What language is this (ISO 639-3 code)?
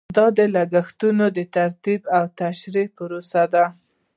pus